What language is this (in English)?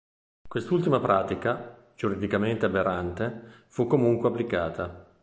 Italian